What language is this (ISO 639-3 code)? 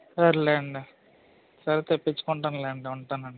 tel